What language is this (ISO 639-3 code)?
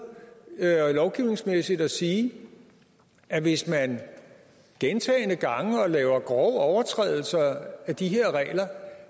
dan